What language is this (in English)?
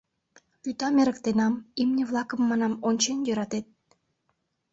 Mari